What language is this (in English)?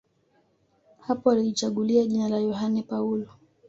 Swahili